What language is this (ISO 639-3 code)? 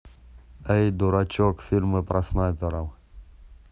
rus